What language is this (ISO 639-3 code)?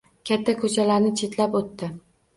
uzb